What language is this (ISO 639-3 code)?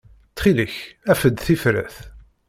kab